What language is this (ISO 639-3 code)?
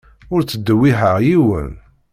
kab